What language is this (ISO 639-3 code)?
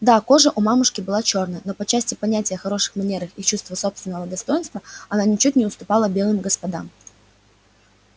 rus